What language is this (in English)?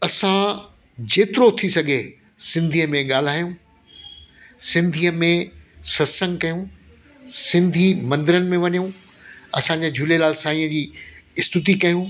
Sindhi